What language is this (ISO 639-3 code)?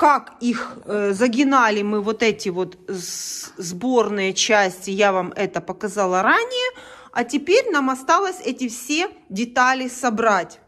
rus